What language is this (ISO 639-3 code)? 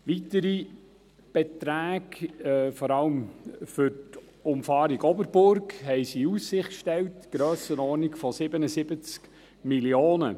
gsw